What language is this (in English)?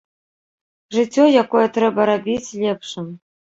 Belarusian